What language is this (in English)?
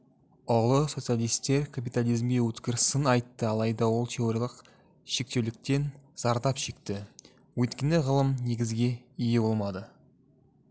Kazakh